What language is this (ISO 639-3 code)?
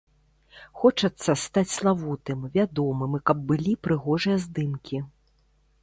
bel